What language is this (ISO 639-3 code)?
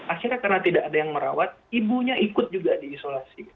ind